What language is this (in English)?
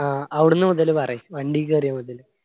Malayalam